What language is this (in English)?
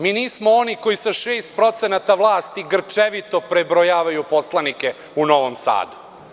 Serbian